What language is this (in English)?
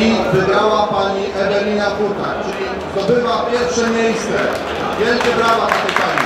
Polish